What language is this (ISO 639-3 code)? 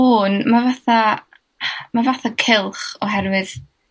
cym